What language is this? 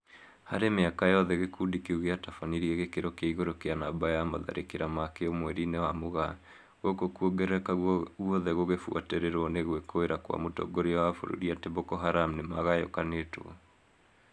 Kikuyu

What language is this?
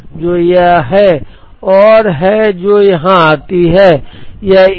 Hindi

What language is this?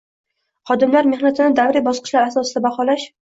Uzbek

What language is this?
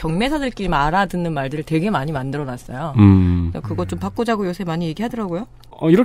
Korean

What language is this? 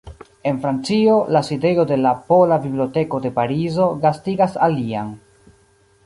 Esperanto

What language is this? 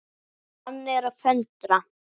Icelandic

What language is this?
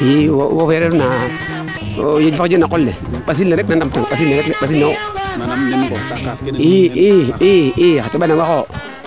Serer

